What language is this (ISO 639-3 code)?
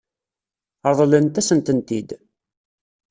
kab